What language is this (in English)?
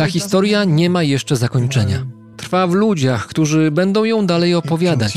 Polish